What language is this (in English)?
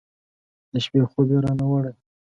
Pashto